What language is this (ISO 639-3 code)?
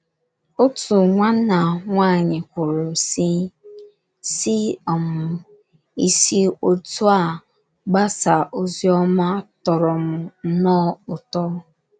ibo